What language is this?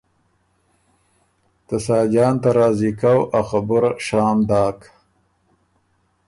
Ormuri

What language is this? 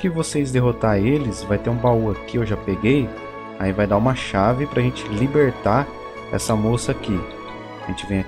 Portuguese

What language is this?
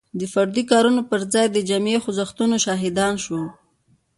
Pashto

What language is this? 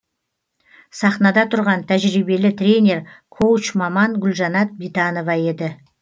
Kazakh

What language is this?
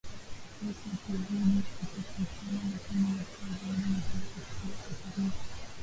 Swahili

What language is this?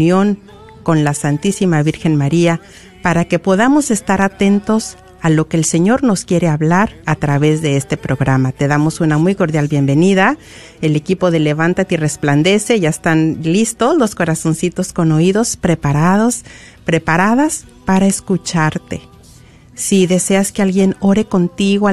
Spanish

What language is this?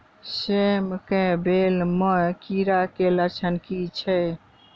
Maithili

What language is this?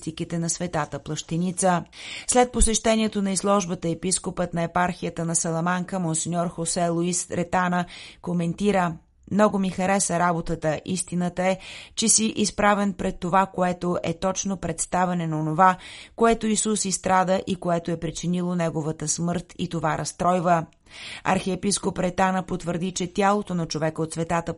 Bulgarian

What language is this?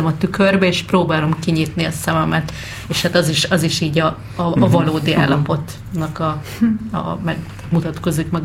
Hungarian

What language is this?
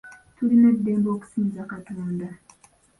Ganda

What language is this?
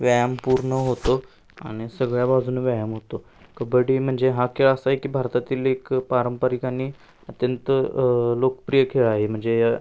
Marathi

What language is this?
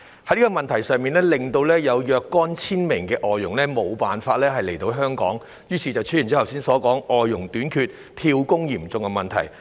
Cantonese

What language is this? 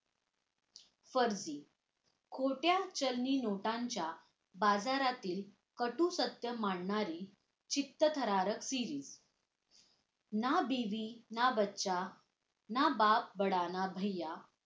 Marathi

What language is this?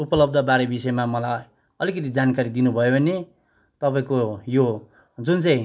Nepali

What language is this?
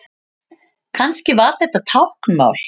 Icelandic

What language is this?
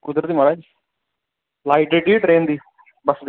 Dogri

